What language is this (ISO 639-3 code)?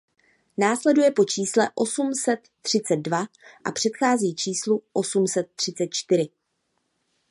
ces